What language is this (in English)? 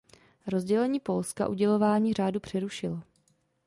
Czech